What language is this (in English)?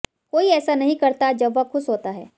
Hindi